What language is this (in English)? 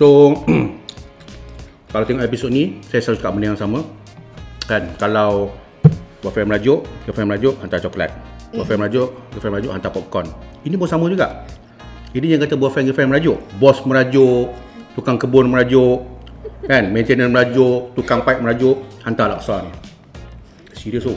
Malay